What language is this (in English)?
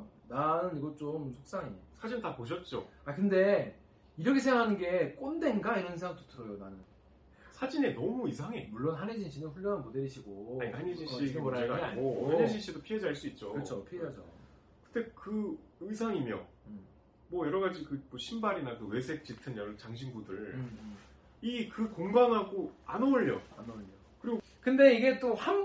Korean